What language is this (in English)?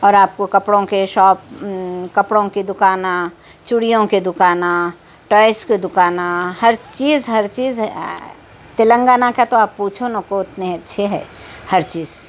Urdu